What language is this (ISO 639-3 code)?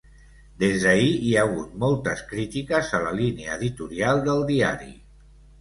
cat